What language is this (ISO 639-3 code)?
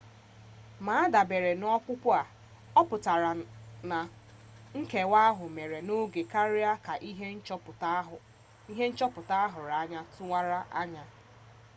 ibo